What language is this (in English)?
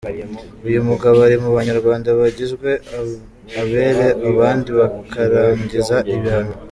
Kinyarwanda